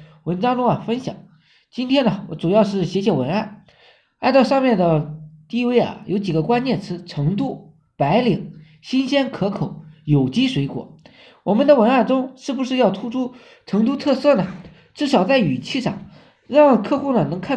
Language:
Chinese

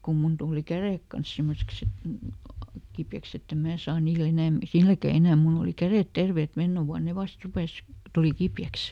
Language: Finnish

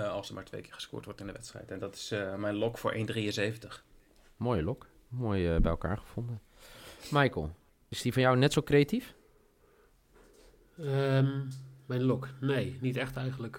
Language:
Dutch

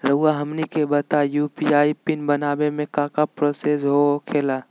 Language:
Magahi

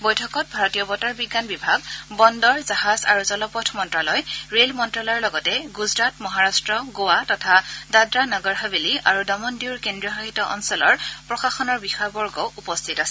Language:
Assamese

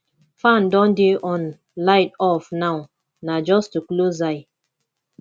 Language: Nigerian Pidgin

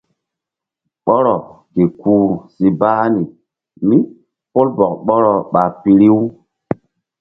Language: Mbum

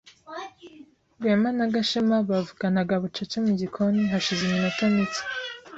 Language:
Kinyarwanda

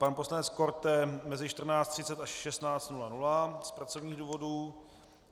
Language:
Czech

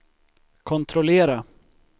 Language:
Swedish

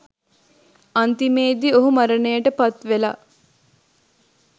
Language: Sinhala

